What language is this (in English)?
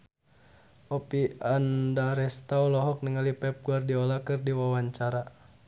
Sundanese